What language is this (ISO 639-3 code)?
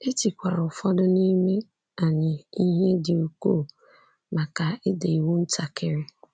ibo